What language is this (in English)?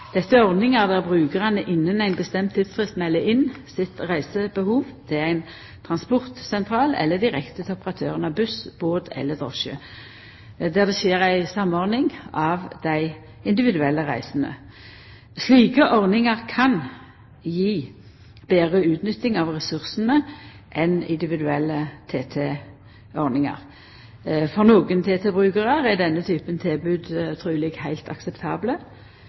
Norwegian Nynorsk